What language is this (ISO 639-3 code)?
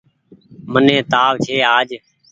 gig